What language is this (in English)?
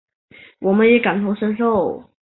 Chinese